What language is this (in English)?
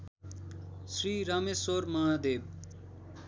Nepali